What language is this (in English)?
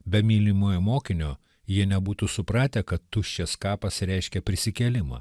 Lithuanian